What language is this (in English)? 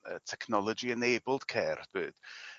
Welsh